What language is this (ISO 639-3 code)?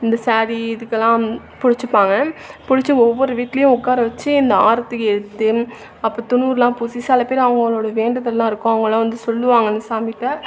tam